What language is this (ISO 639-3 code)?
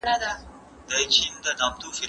pus